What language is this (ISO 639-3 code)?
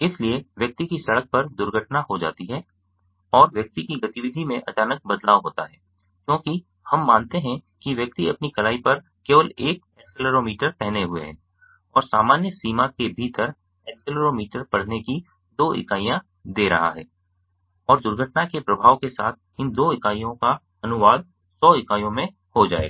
hin